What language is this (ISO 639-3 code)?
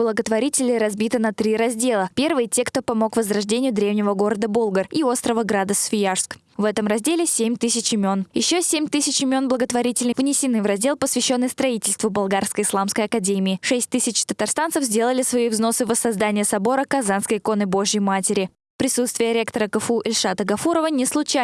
rus